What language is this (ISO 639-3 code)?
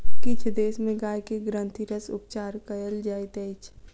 mai